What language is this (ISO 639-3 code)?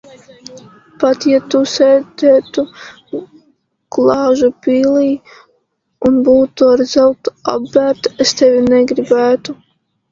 lav